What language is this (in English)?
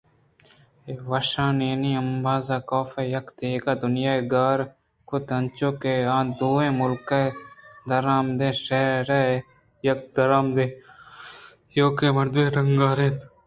Eastern Balochi